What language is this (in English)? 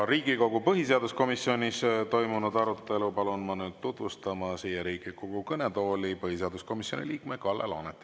Estonian